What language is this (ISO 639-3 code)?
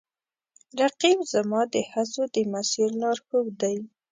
pus